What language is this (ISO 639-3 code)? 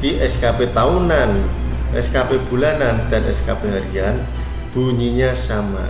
ind